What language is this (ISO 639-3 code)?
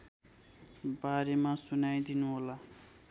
nep